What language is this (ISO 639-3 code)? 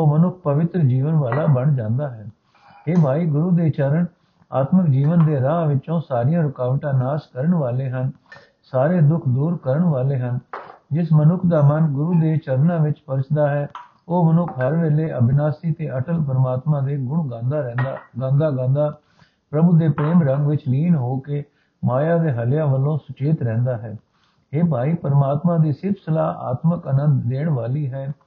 pan